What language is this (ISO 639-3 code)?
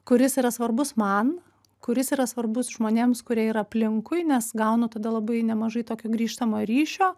lit